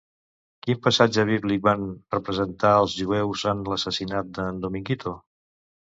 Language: Catalan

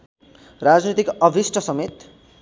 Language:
Nepali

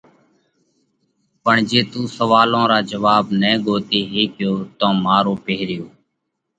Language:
Parkari Koli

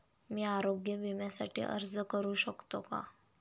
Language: Marathi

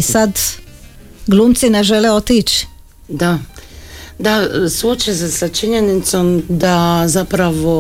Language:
Croatian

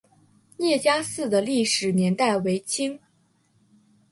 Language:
Chinese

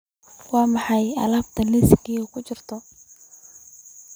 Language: Somali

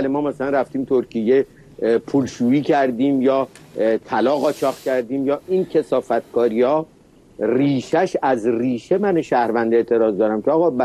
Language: Persian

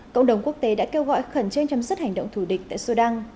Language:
Vietnamese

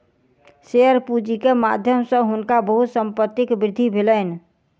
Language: Maithili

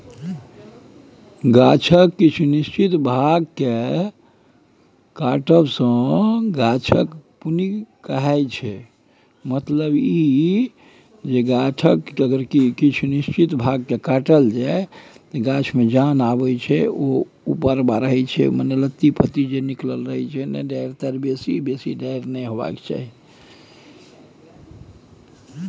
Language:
Maithili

